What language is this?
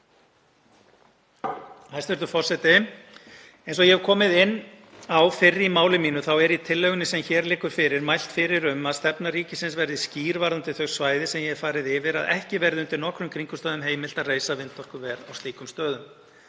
Icelandic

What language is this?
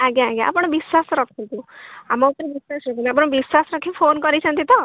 Odia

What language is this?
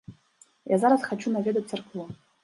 Belarusian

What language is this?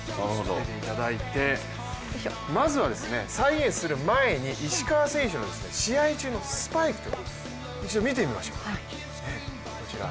Japanese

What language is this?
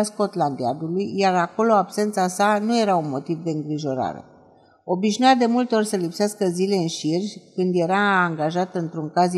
Romanian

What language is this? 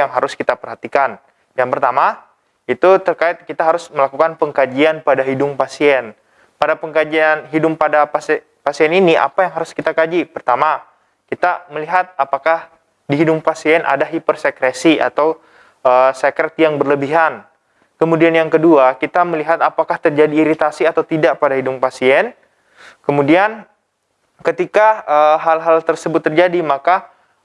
Indonesian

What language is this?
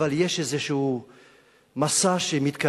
Hebrew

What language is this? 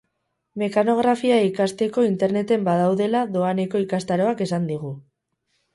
Basque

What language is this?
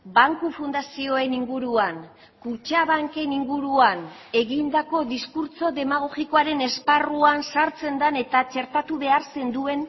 Basque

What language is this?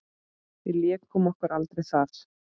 Icelandic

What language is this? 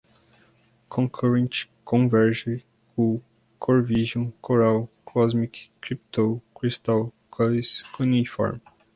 Portuguese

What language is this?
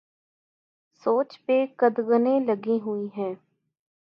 Urdu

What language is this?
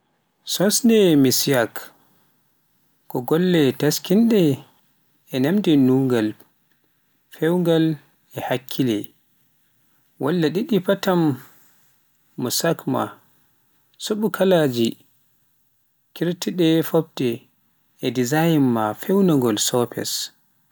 Pular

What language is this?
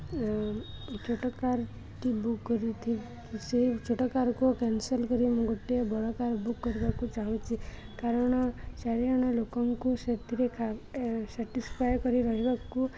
Odia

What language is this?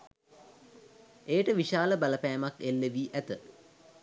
Sinhala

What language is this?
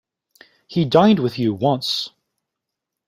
English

